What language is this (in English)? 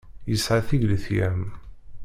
Kabyle